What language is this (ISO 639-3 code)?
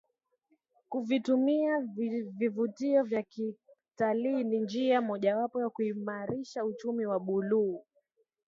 swa